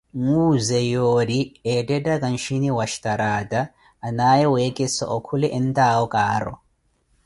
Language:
Koti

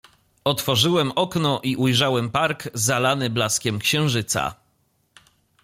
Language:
Polish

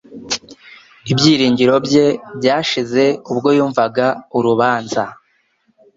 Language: Kinyarwanda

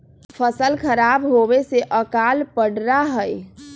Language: Magahi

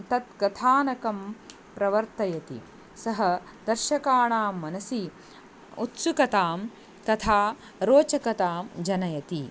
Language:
Sanskrit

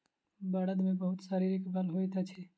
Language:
Maithili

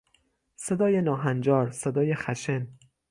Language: Persian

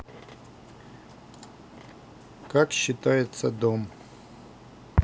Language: Russian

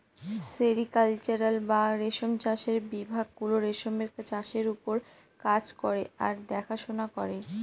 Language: Bangla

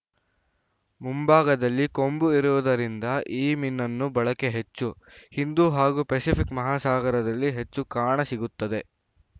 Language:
Kannada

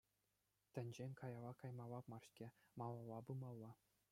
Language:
Chuvash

